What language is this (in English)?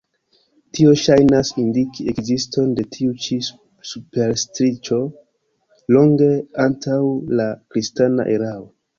Esperanto